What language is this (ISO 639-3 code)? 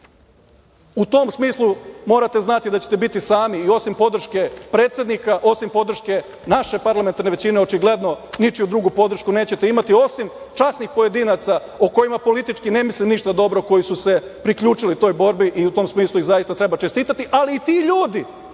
srp